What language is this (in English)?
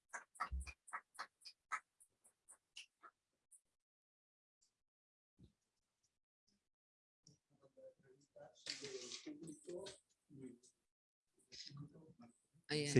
Spanish